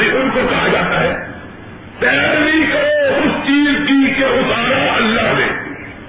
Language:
Urdu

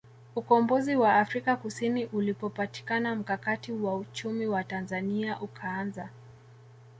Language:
Swahili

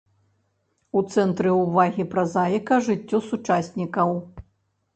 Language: Belarusian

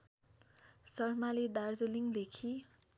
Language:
Nepali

